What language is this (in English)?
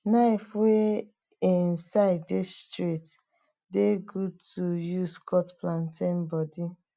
Nigerian Pidgin